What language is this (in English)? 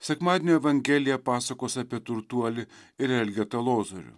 Lithuanian